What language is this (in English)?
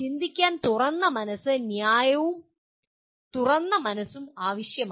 Malayalam